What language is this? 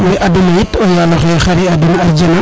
Serer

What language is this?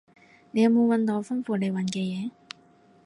Cantonese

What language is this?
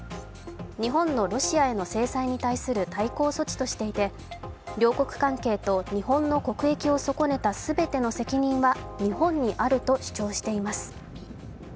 Japanese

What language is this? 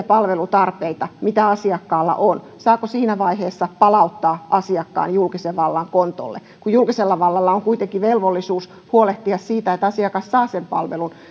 Finnish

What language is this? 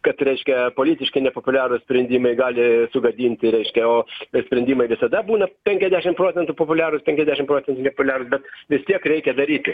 Lithuanian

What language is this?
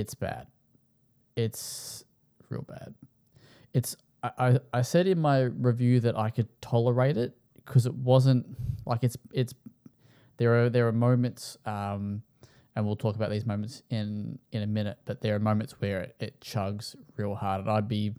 English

